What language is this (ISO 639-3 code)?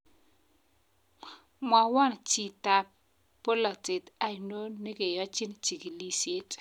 kln